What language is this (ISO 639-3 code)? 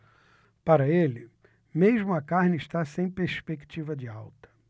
por